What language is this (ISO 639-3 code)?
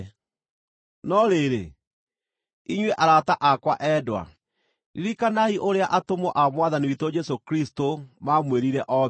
kik